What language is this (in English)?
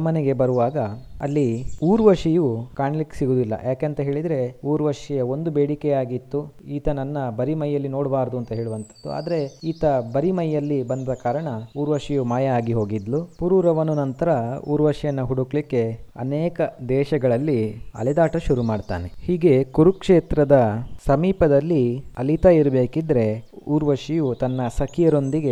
Kannada